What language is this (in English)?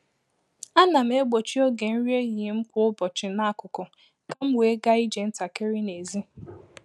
Igbo